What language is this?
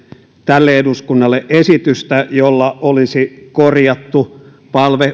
Finnish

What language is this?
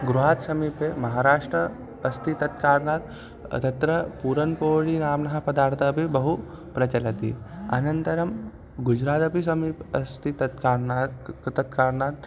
Sanskrit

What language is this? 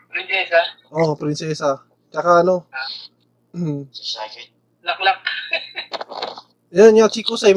Filipino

